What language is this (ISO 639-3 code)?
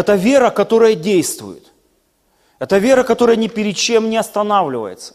rus